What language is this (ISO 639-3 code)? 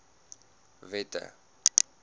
afr